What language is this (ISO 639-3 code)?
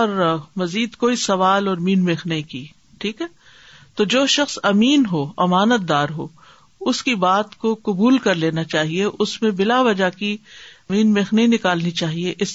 urd